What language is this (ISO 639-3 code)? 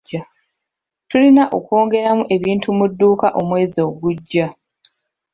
lug